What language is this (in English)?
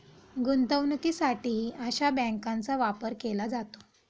Marathi